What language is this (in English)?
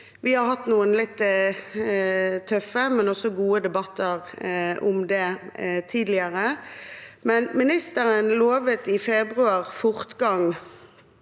Norwegian